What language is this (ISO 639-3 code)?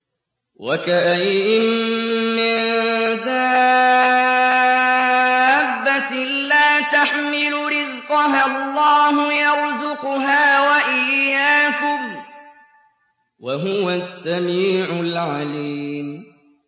ara